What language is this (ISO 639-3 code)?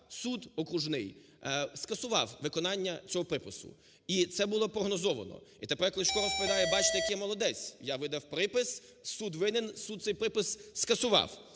ukr